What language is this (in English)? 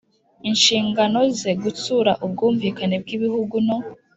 Kinyarwanda